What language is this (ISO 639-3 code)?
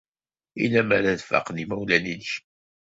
kab